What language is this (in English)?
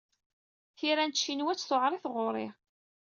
Kabyle